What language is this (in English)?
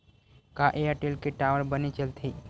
Chhattisgarhi